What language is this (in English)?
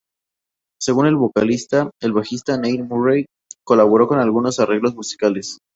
Spanish